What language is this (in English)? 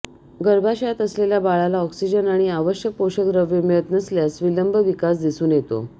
Marathi